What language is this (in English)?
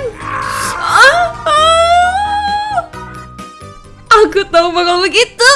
Indonesian